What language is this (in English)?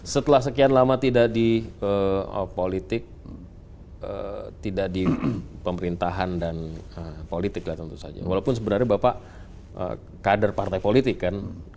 Indonesian